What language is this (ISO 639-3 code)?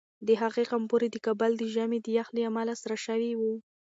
pus